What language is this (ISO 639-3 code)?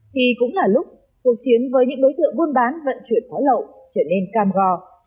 vie